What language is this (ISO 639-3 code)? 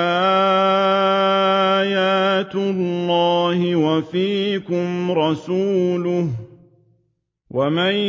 ara